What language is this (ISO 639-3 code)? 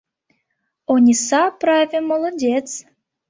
chm